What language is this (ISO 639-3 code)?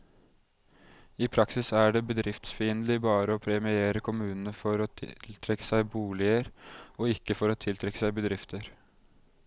nor